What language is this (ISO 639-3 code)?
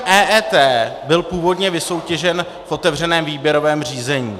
ces